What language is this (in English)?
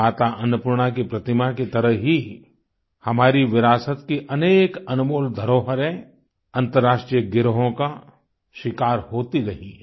Hindi